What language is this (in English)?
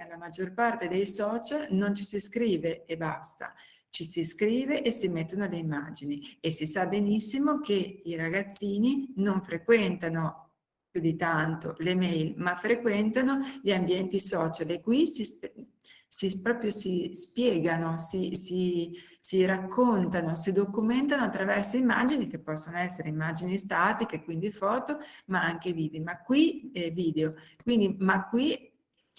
Italian